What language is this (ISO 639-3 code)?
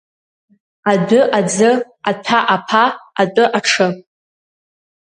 abk